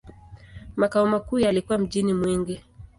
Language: Swahili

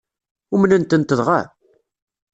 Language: Kabyle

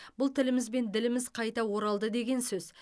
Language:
Kazakh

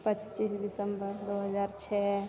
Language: Maithili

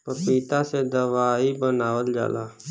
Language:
Bhojpuri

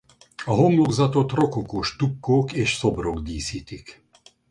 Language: Hungarian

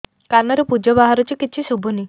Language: Odia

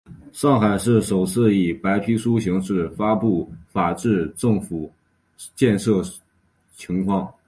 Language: Chinese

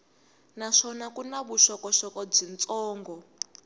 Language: Tsonga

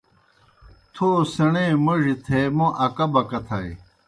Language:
Kohistani Shina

